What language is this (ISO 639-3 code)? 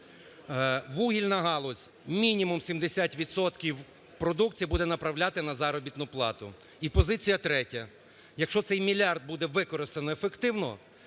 ukr